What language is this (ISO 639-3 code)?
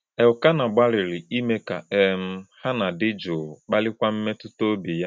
ibo